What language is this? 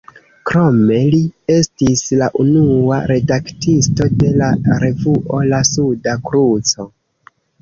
Esperanto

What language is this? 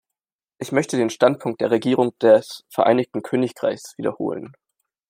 German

